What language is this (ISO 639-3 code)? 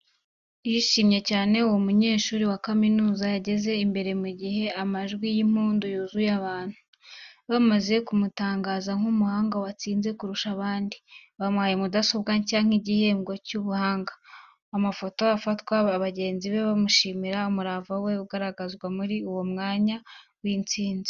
kin